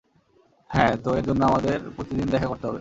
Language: Bangla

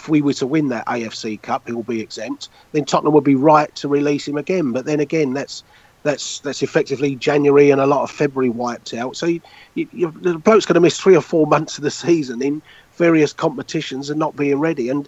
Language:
English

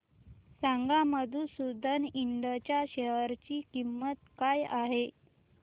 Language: Marathi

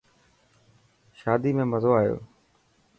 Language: Dhatki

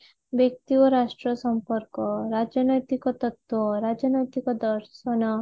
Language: Odia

